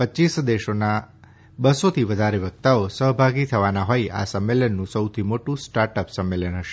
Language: Gujarati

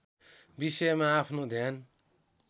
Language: Nepali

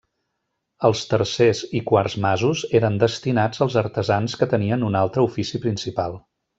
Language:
Catalan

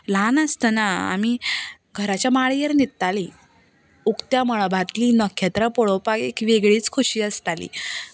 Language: Konkani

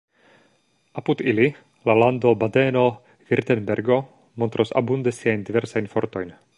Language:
Esperanto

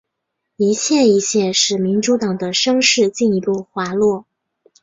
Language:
Chinese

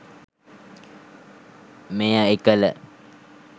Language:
Sinhala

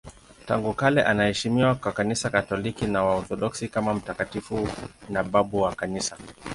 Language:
Swahili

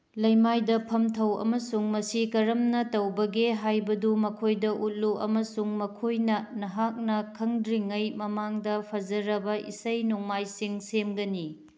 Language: Manipuri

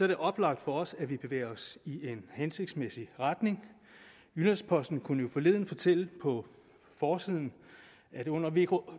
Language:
Danish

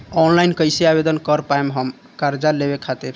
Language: Bhojpuri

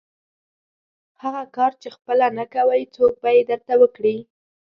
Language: Pashto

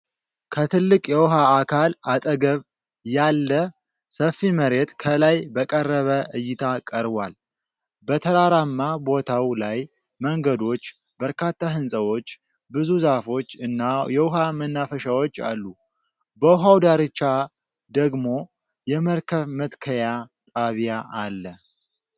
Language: Amharic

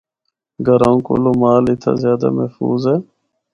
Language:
Northern Hindko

